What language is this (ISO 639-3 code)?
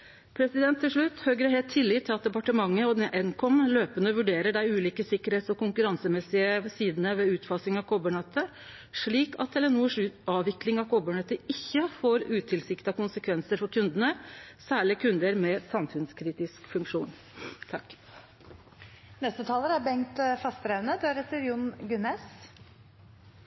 nor